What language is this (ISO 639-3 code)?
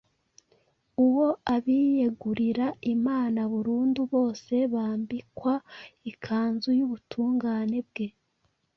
kin